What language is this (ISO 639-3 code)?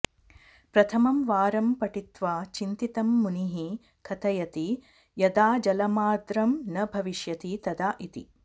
san